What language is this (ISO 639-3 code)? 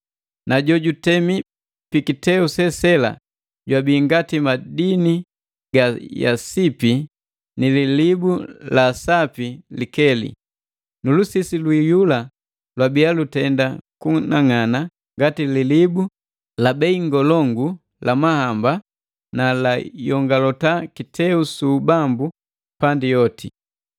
mgv